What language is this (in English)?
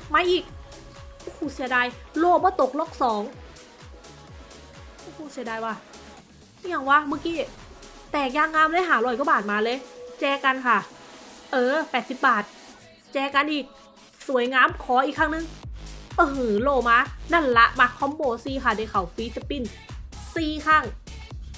Thai